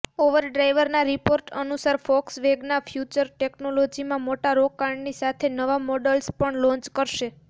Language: Gujarati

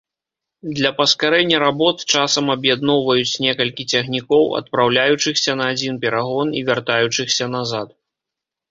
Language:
Belarusian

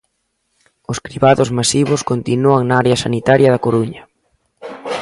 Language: Galician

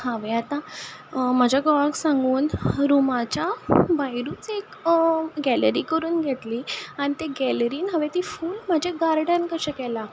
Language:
Konkani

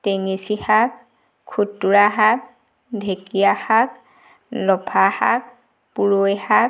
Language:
Assamese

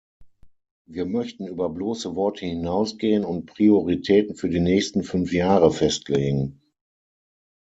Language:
German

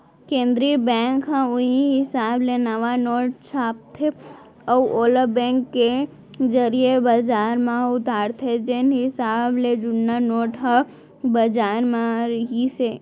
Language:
Chhattisgarhi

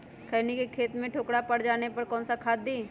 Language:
Magahi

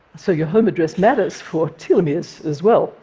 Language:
English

